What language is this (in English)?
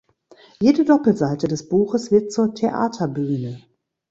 German